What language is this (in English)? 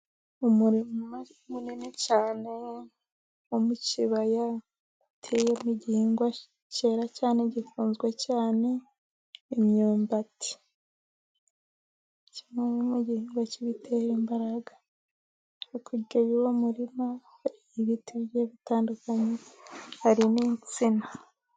Kinyarwanda